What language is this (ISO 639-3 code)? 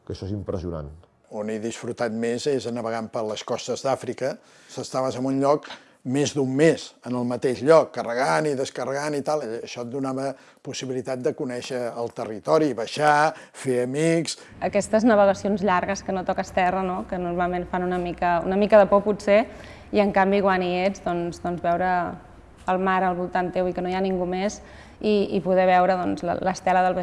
cat